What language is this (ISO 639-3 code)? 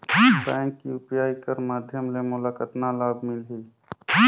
hne